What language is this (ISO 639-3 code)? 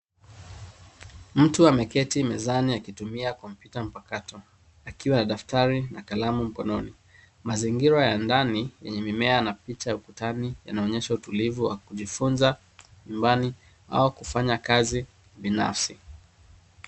swa